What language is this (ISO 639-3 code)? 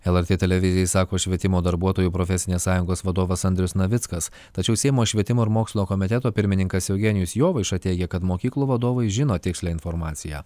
lit